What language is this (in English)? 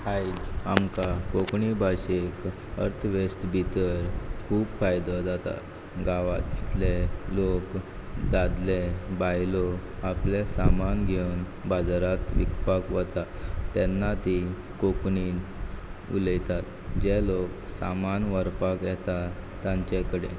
Konkani